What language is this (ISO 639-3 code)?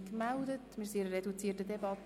gsw